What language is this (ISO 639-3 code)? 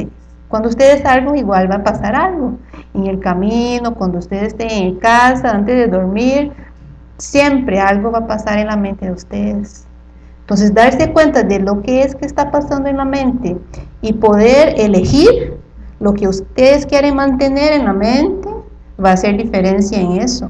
spa